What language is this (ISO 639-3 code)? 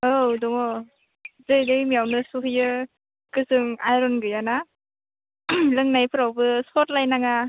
brx